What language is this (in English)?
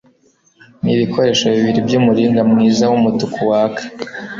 Kinyarwanda